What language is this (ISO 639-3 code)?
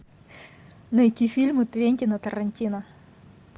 rus